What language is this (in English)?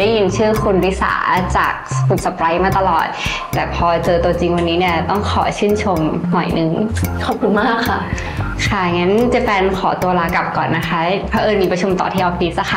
Thai